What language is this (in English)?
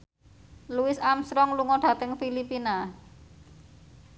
Javanese